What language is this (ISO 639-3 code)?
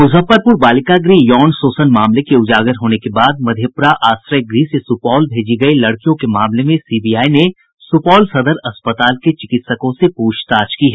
hin